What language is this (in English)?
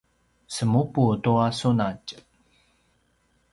Paiwan